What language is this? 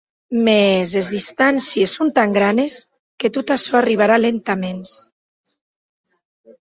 Occitan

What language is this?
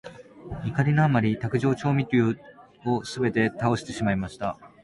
Japanese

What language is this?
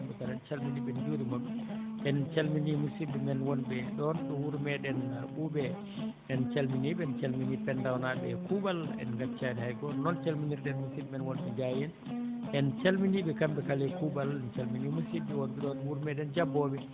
Fula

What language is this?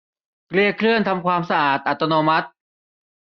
Thai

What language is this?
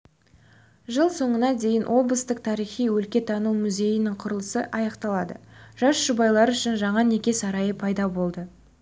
Kazakh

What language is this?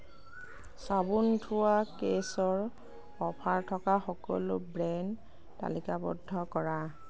Assamese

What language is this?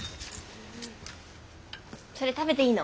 Japanese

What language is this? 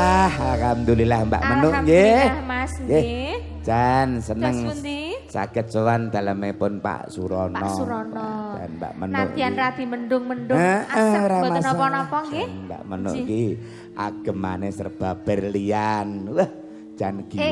Indonesian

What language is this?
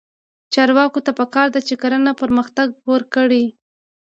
Pashto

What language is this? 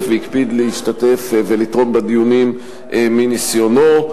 Hebrew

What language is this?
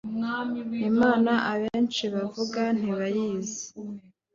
Kinyarwanda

